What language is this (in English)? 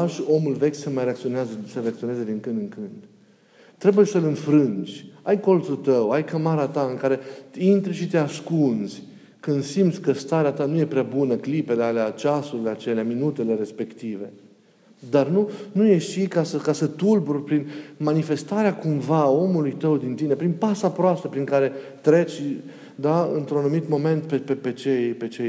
Romanian